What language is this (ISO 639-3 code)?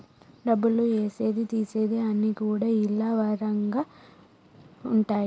tel